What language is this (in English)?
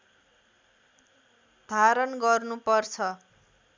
Nepali